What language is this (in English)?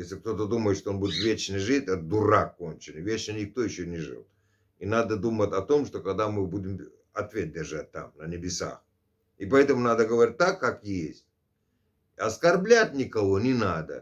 Russian